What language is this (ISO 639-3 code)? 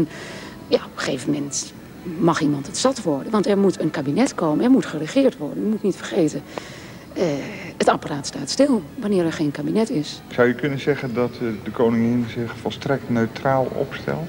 nld